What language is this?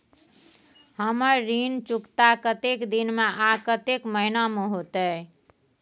Maithili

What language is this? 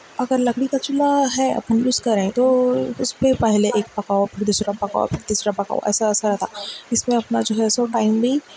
Urdu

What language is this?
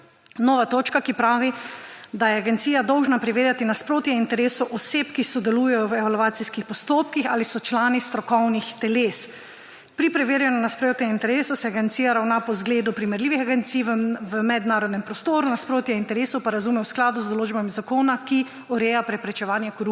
Slovenian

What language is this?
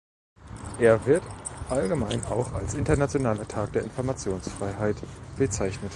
German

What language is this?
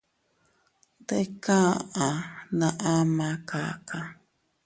Teutila Cuicatec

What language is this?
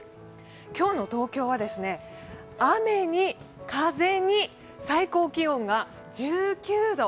Japanese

